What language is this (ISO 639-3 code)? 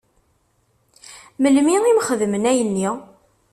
kab